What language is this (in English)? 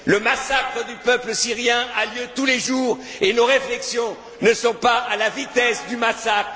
French